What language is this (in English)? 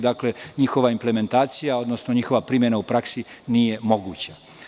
Serbian